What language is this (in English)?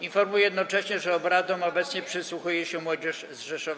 Polish